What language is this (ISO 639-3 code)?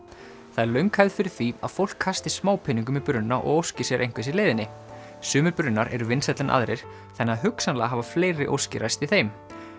isl